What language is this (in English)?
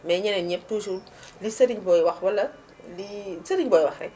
Wolof